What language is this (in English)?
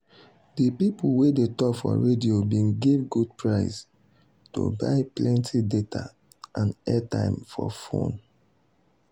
Nigerian Pidgin